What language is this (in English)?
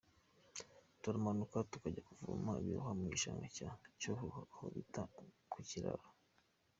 Kinyarwanda